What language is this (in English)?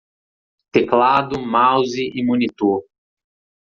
Portuguese